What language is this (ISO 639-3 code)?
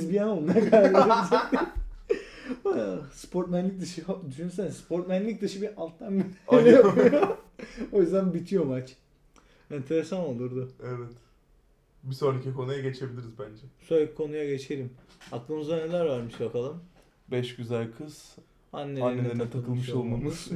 tur